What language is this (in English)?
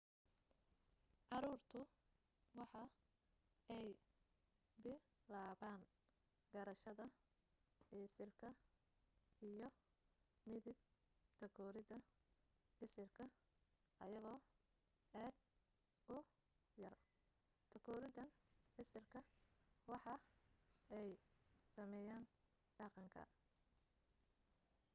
Somali